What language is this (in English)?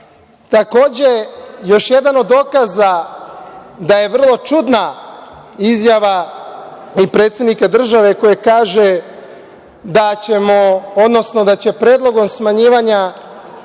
Serbian